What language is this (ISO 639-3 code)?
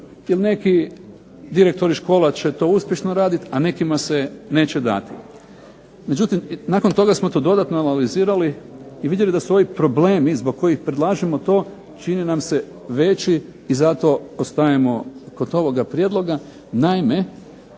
hrv